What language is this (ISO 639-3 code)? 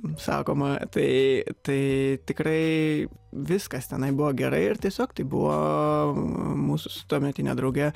lit